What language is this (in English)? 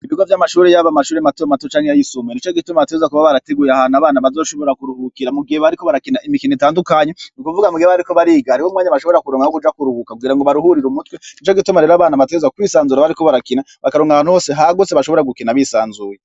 Rundi